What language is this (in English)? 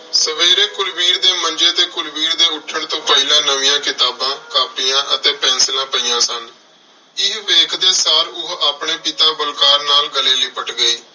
Punjabi